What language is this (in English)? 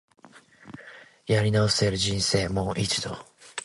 Japanese